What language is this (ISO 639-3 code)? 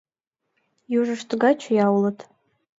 chm